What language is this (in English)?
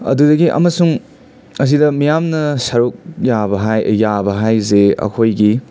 Manipuri